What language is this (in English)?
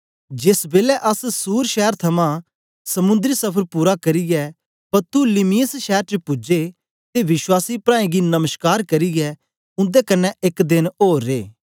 Dogri